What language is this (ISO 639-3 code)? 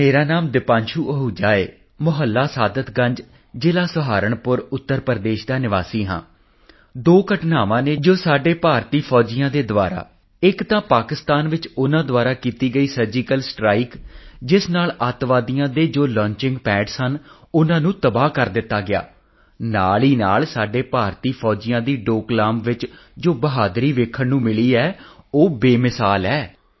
pan